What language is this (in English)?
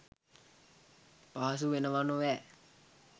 Sinhala